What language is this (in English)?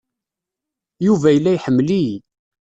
Kabyle